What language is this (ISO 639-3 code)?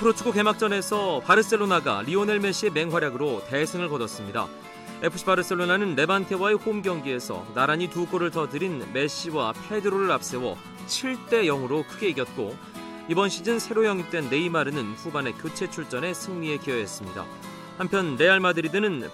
kor